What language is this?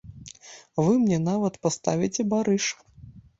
Belarusian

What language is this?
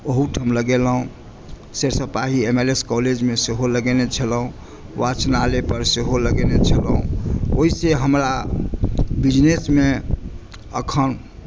Maithili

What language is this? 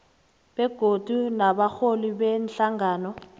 South Ndebele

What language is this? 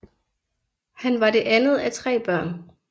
Danish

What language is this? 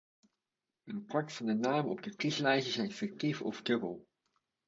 Dutch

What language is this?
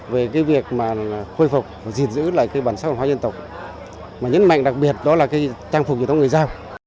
Vietnamese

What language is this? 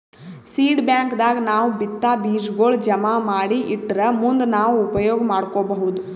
Kannada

